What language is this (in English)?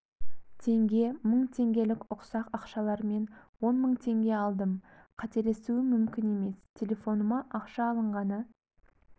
Kazakh